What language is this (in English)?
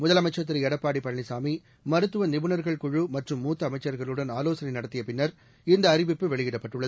Tamil